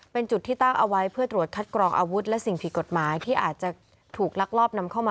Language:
Thai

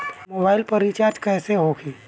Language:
Bhojpuri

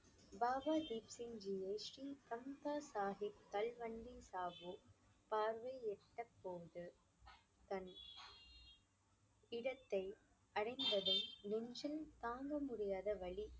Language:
Tamil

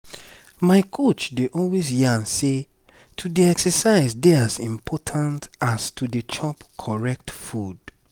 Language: Nigerian Pidgin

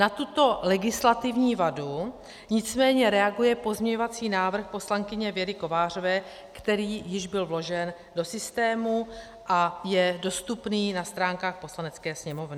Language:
Czech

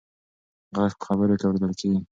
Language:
Pashto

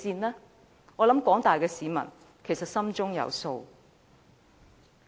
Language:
Cantonese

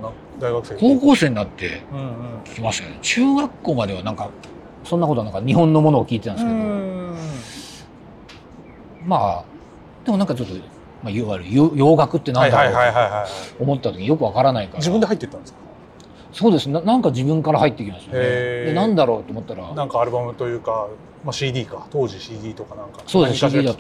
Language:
Japanese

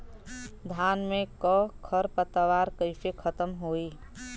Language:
Bhojpuri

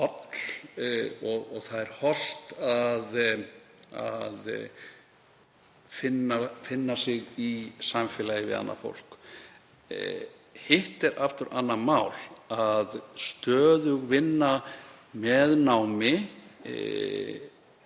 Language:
Icelandic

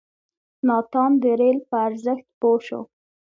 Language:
Pashto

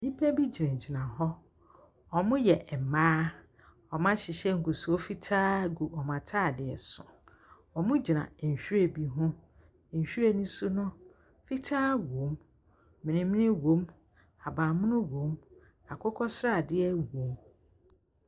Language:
Akan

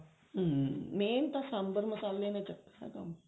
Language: Punjabi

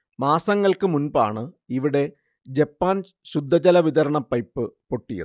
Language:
Malayalam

